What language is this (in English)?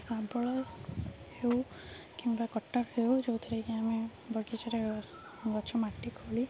Odia